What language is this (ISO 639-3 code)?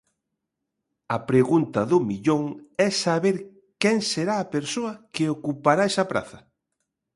glg